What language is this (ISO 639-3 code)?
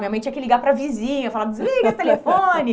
por